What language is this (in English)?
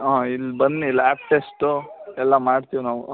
Kannada